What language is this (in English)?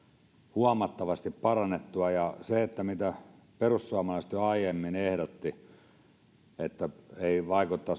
Finnish